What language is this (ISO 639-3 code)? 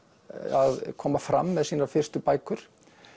isl